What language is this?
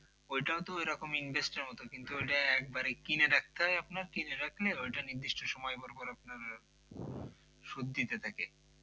Bangla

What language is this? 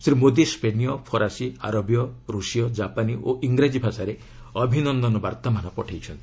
Odia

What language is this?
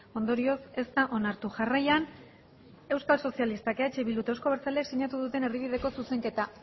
Basque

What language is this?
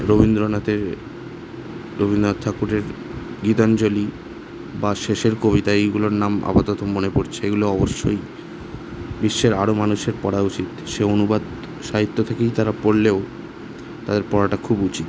Bangla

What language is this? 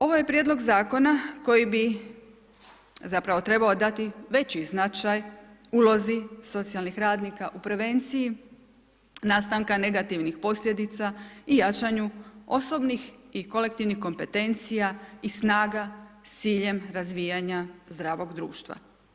Croatian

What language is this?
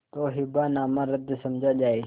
Hindi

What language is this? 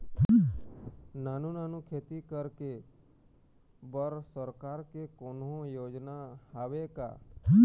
Chhattisgarhi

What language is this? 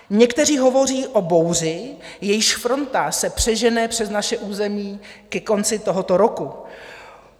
Czech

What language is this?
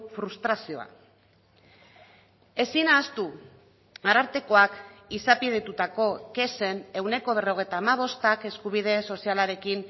Basque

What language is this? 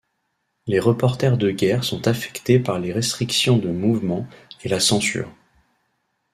French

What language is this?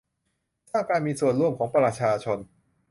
Thai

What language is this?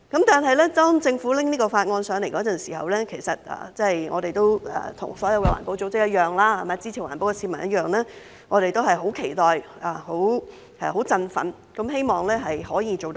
Cantonese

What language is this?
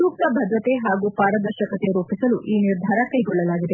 Kannada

